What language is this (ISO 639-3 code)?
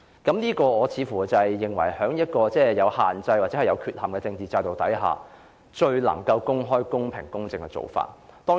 yue